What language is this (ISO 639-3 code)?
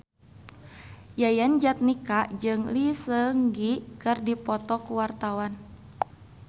sun